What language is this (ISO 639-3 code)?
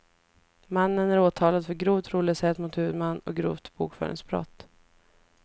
swe